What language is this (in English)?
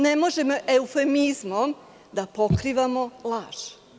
Serbian